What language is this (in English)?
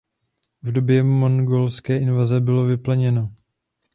Czech